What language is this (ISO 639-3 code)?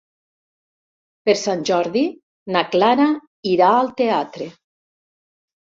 cat